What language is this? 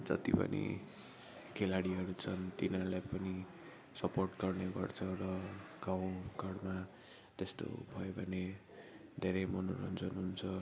Nepali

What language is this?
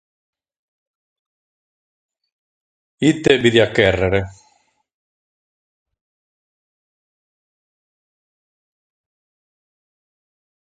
Sardinian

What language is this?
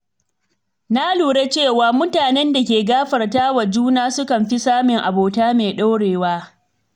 Hausa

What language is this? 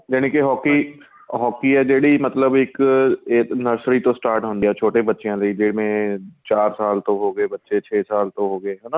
Punjabi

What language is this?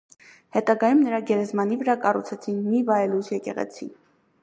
Armenian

